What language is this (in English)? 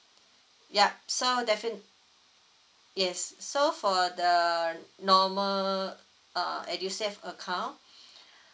English